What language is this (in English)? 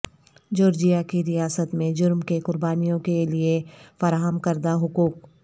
Urdu